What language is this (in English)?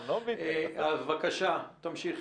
Hebrew